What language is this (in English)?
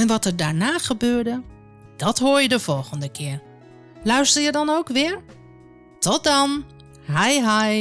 Dutch